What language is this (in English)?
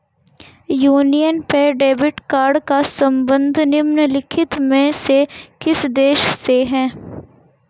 Hindi